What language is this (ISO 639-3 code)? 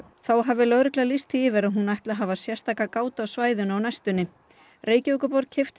isl